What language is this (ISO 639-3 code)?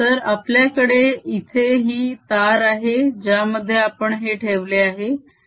mar